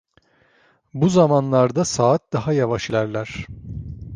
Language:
Turkish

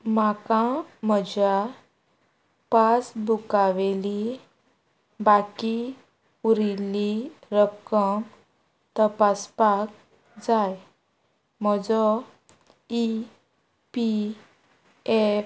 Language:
Konkani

